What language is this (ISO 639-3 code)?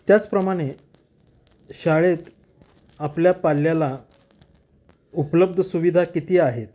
mar